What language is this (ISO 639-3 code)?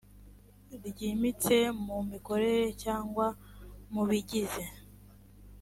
kin